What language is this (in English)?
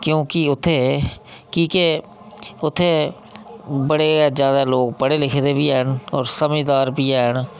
Dogri